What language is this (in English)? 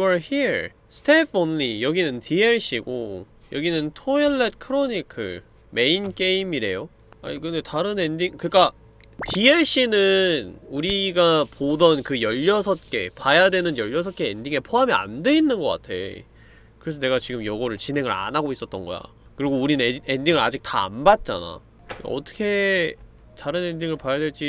Korean